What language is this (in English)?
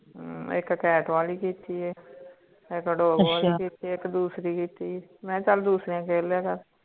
Punjabi